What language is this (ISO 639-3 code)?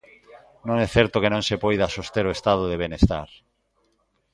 glg